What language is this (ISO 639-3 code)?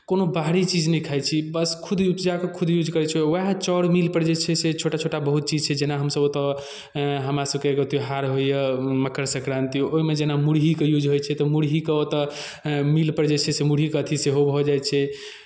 mai